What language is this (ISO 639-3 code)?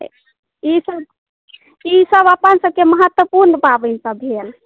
mai